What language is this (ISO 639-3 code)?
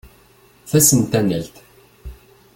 kab